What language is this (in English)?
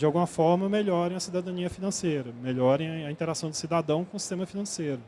Portuguese